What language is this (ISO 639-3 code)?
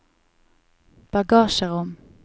nor